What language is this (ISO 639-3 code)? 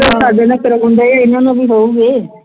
pan